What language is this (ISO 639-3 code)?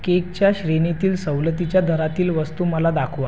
mar